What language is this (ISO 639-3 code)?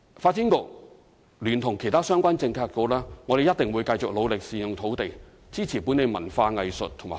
yue